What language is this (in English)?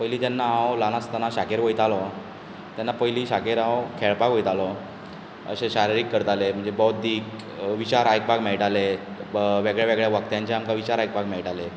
Konkani